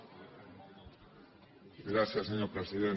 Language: Catalan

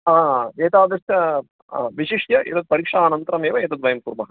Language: Sanskrit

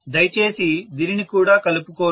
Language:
Telugu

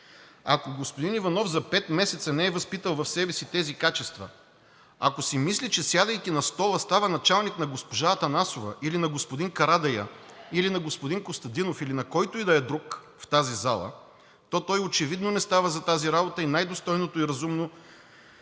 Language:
Bulgarian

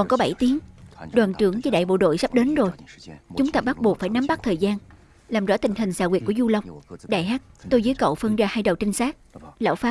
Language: Vietnamese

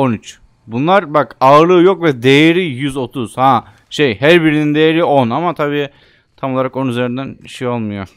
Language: Turkish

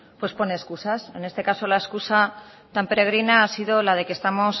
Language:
Spanish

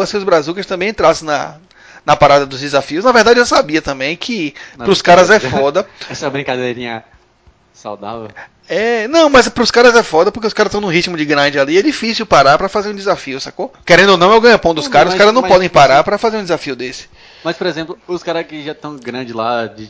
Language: Portuguese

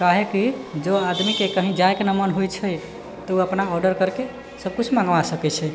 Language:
Maithili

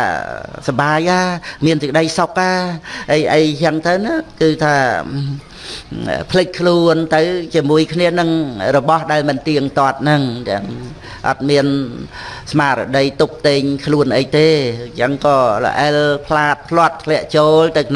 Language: Vietnamese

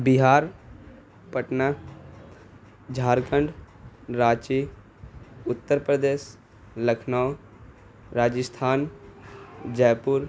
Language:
Urdu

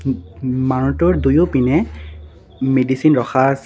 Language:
Assamese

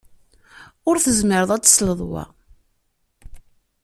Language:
Kabyle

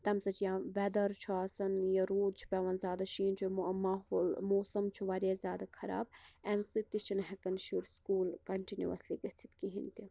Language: Kashmiri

